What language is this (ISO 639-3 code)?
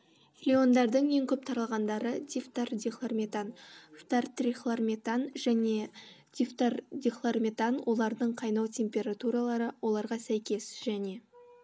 kaz